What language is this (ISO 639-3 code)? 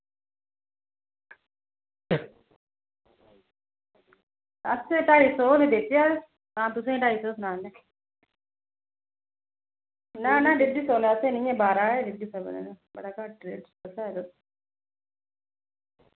doi